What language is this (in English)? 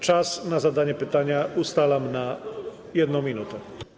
Polish